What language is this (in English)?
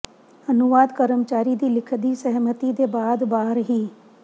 Punjabi